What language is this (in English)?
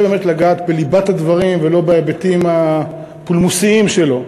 Hebrew